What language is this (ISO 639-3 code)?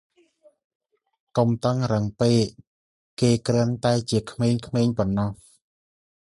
khm